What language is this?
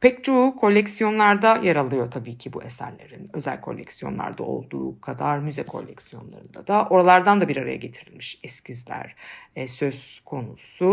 Turkish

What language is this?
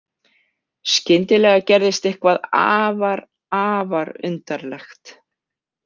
Icelandic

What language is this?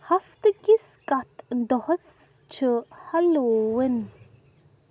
Kashmiri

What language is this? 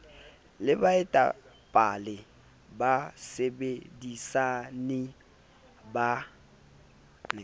Southern Sotho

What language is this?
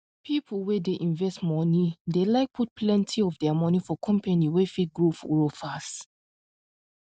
Nigerian Pidgin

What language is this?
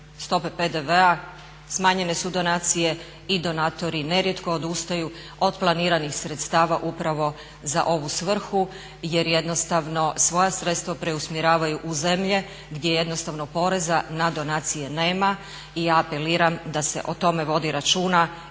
Croatian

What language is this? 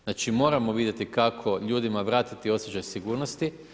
Croatian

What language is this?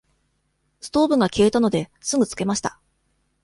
Japanese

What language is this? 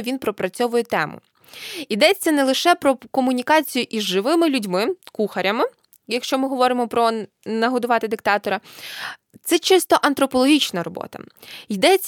Ukrainian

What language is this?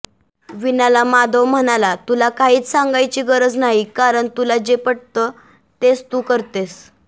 Marathi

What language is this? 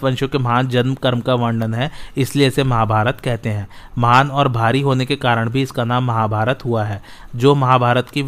Hindi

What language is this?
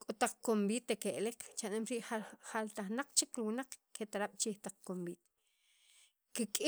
Sacapulteco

